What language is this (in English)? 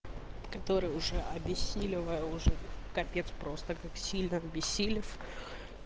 Russian